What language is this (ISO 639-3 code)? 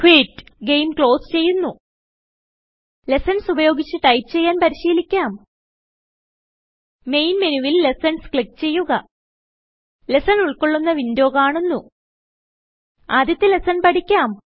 mal